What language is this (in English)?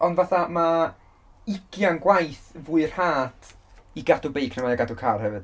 Welsh